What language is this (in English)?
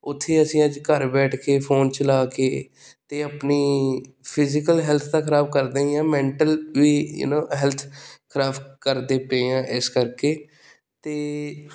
Punjabi